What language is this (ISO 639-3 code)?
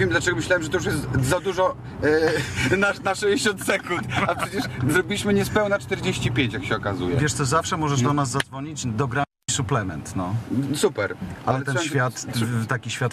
pol